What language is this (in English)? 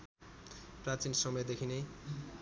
Nepali